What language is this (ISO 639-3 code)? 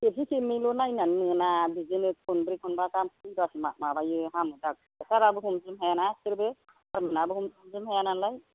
brx